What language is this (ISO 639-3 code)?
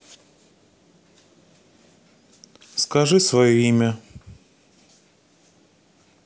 rus